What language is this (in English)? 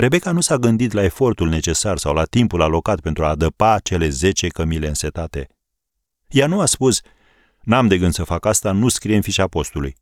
Romanian